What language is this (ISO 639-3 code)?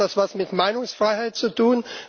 deu